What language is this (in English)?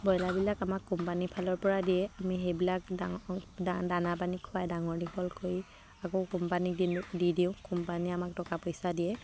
Assamese